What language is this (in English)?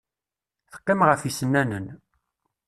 Kabyle